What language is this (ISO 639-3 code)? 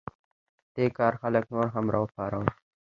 pus